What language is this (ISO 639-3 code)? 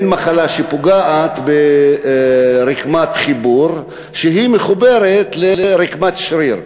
heb